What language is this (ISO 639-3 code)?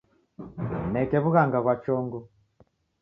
dav